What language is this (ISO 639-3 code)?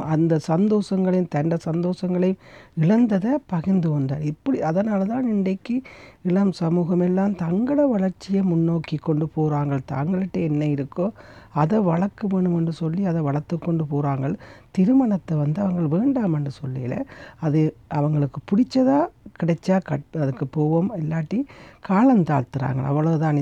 tam